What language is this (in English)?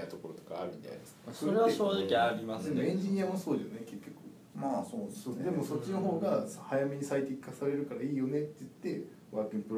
Japanese